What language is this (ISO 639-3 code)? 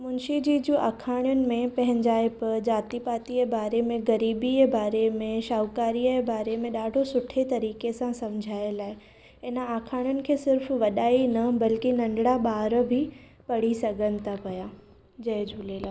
snd